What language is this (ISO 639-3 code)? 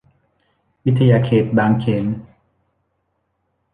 tha